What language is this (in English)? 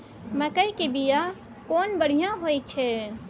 Maithili